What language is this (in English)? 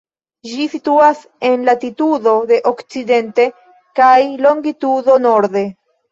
Esperanto